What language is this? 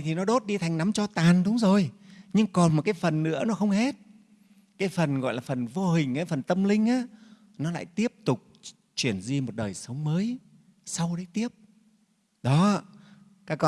Vietnamese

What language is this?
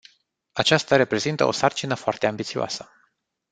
Romanian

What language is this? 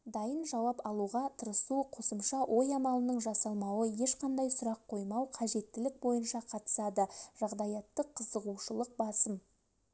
Kazakh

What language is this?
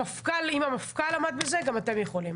Hebrew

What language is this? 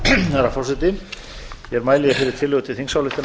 Icelandic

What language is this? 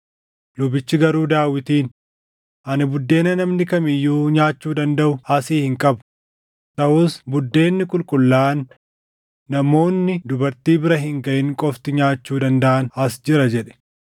Oromo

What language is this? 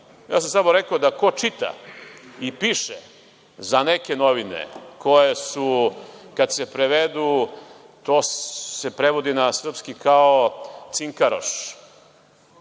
Serbian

